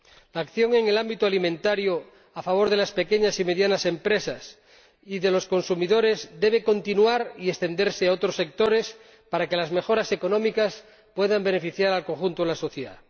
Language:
Spanish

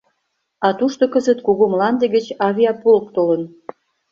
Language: Mari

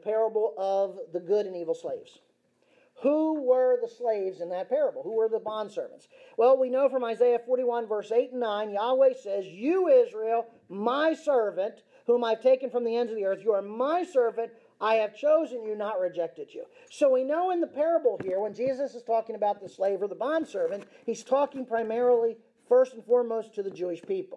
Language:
English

